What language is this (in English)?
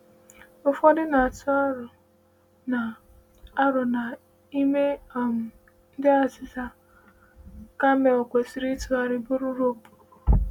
Igbo